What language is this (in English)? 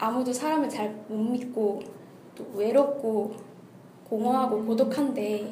Korean